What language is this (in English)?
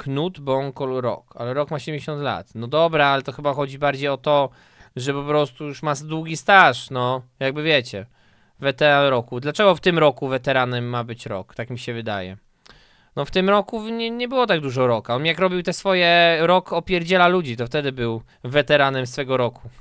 Polish